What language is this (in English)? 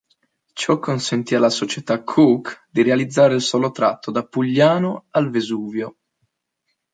Italian